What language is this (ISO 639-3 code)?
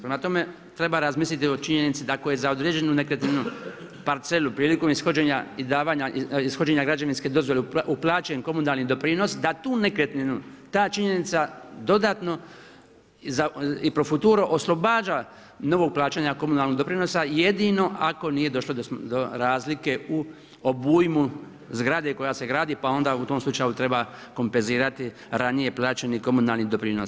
hrv